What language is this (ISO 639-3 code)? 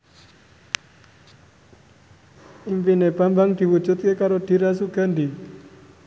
jav